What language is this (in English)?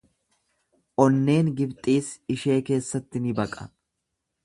Oromo